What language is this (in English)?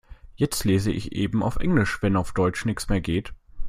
German